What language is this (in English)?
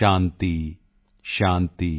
Punjabi